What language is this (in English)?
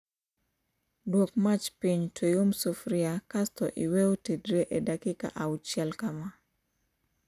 Luo (Kenya and Tanzania)